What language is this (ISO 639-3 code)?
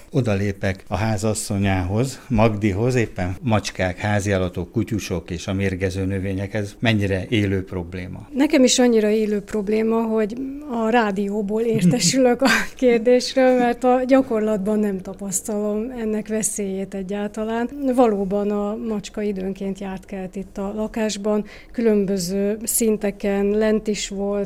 hun